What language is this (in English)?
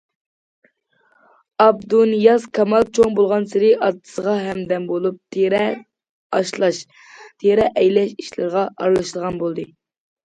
Uyghur